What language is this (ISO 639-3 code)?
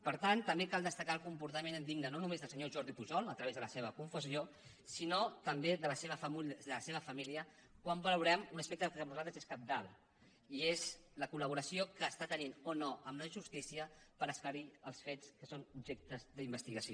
cat